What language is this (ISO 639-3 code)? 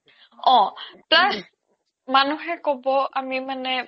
asm